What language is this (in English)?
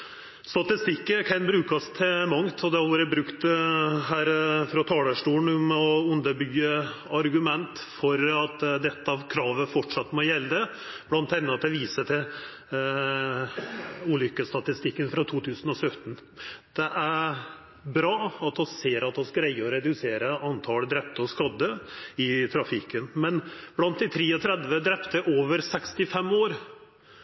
Norwegian Nynorsk